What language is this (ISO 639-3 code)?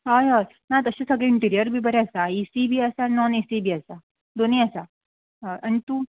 kok